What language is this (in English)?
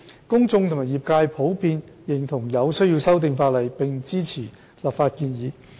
Cantonese